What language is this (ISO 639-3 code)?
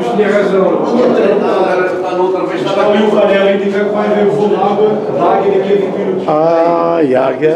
por